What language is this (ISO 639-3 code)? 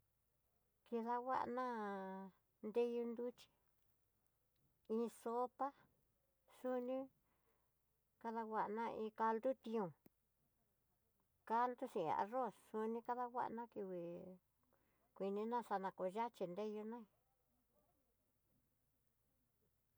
mtx